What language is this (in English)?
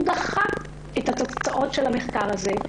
Hebrew